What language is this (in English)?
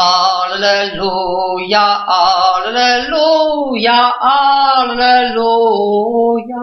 Polish